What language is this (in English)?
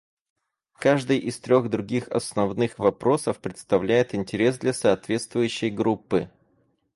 Russian